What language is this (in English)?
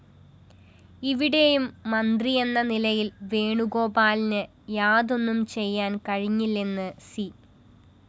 Malayalam